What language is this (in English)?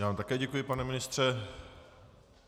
Czech